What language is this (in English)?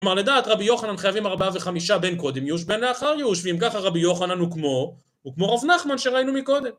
Hebrew